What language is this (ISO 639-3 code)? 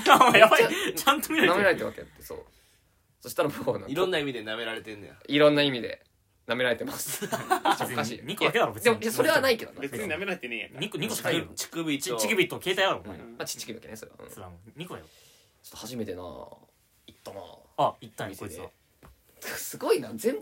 jpn